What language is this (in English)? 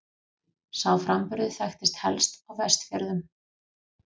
Icelandic